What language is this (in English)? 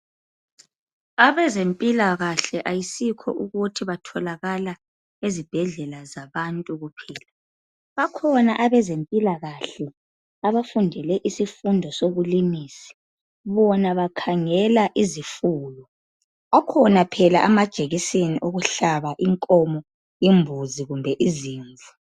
North Ndebele